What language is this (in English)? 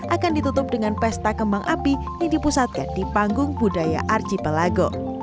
Indonesian